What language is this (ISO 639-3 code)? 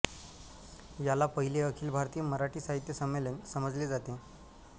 mar